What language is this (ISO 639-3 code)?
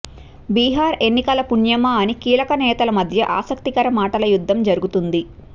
tel